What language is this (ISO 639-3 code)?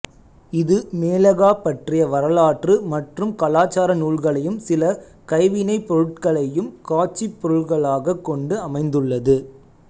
tam